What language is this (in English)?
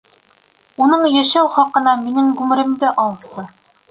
Bashkir